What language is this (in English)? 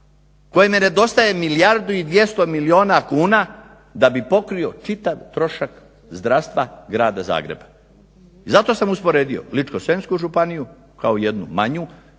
Croatian